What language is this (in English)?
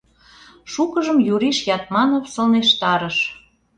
Mari